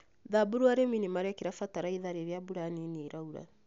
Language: Kikuyu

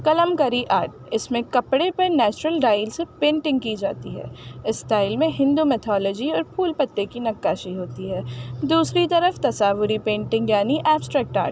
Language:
Urdu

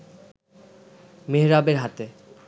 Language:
Bangla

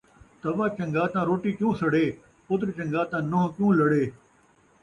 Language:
Saraiki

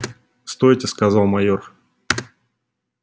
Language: Russian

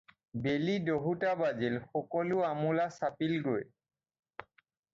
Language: Assamese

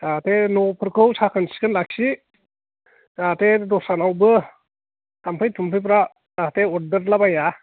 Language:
Bodo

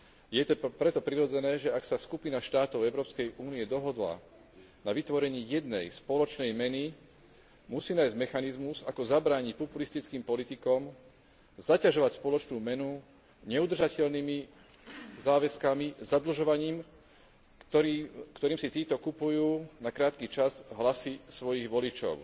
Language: Slovak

